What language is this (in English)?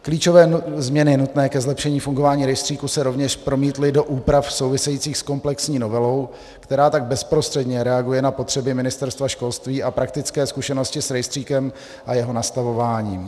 Czech